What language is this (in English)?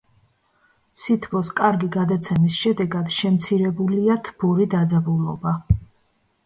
Georgian